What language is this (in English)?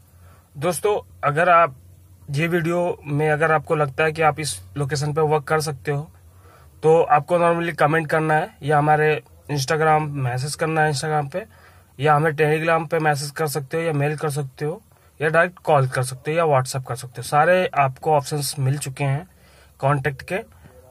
Hindi